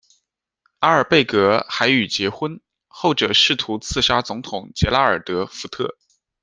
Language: Chinese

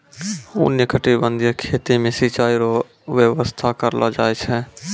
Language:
Maithili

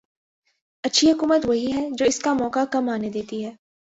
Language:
Urdu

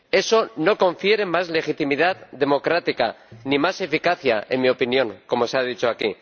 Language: Spanish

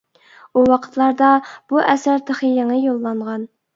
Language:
Uyghur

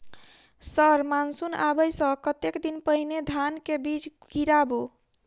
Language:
Maithili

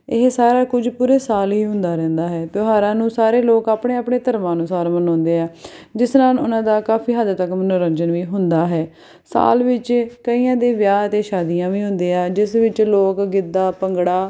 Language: Punjabi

